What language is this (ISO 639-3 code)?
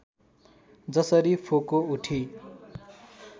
nep